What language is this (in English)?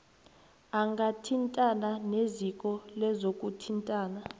South Ndebele